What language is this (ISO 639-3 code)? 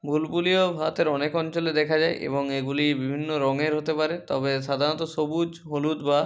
ben